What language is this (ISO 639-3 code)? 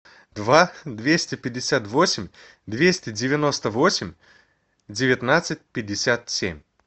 rus